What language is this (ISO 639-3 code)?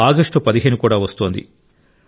tel